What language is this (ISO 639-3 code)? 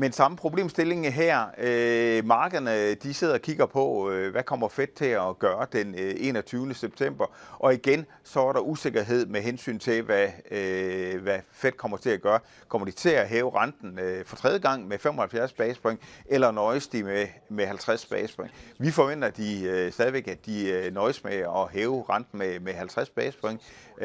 dan